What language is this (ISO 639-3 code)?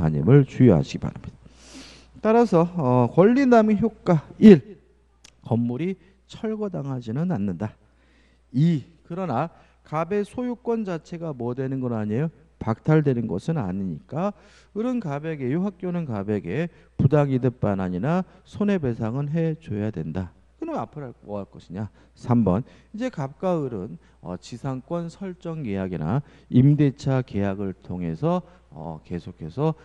kor